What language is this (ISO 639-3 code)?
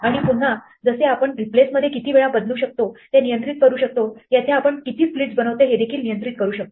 mar